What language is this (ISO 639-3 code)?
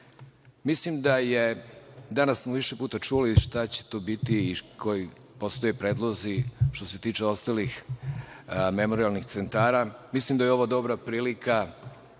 srp